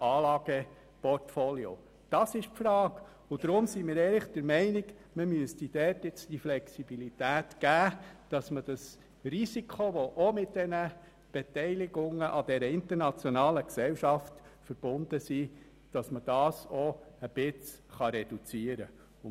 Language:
Swiss German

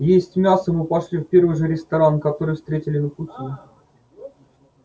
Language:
Russian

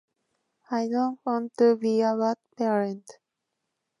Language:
Japanese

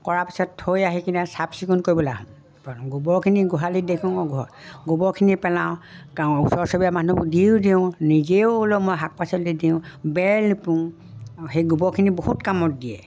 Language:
Assamese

